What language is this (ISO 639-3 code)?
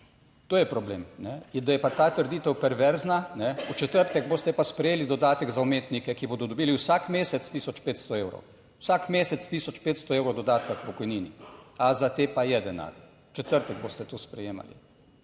slv